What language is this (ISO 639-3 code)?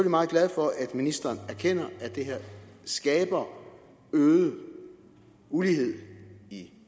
dan